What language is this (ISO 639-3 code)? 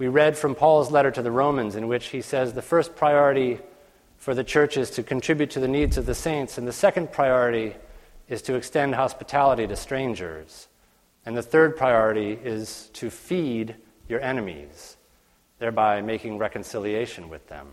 eng